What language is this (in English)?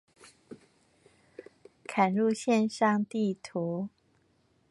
Chinese